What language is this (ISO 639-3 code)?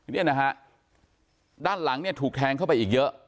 tha